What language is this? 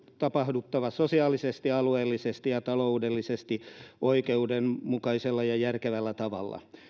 Finnish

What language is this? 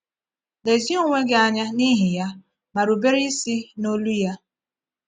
Igbo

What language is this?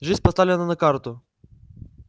Russian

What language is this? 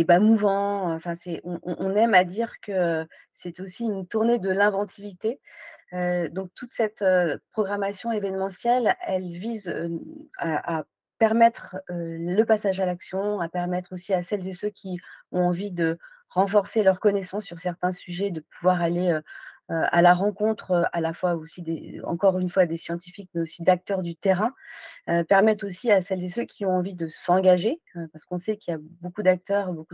French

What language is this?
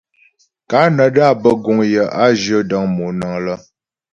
Ghomala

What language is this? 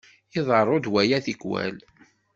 Kabyle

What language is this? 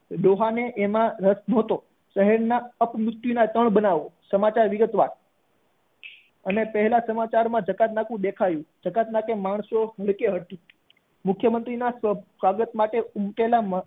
Gujarati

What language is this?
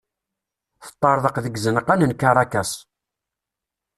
Kabyle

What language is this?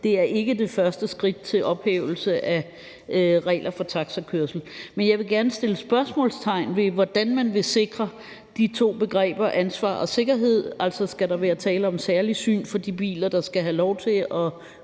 Danish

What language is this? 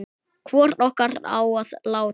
Icelandic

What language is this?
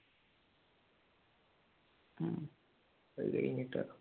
Malayalam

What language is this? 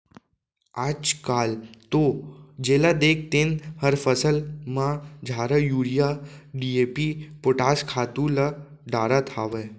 Chhattisgarhi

